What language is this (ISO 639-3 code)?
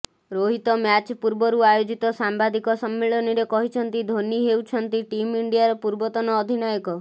ori